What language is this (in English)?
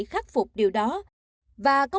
Vietnamese